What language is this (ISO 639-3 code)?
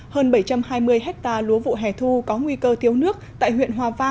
vie